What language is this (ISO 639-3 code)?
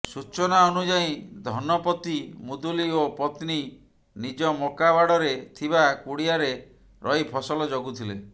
ori